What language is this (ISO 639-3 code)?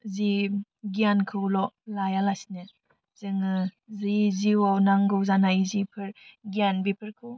brx